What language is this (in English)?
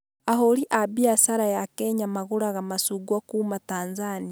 Kikuyu